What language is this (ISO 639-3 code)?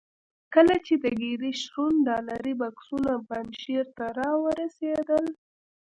pus